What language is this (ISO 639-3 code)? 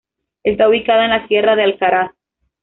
spa